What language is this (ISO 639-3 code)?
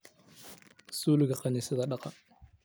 som